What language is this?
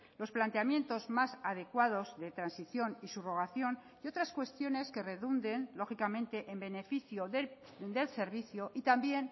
Spanish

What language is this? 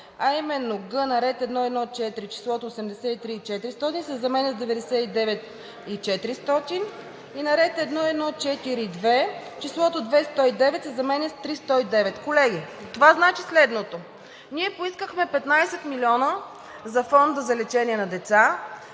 Bulgarian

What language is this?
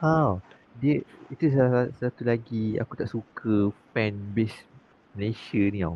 Malay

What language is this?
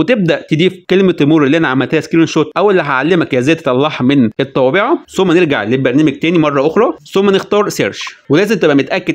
Arabic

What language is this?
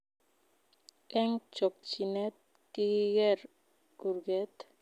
Kalenjin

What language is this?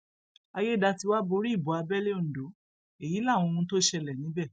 Yoruba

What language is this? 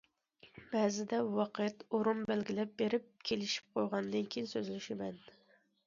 Uyghur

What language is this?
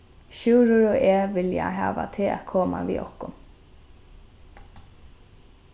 Faroese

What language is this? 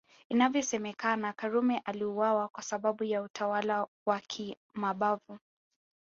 Swahili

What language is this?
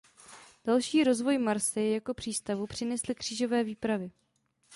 Czech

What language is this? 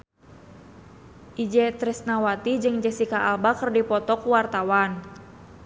Sundanese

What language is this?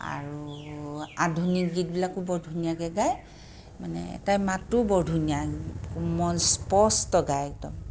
Assamese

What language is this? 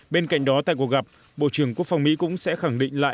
Vietnamese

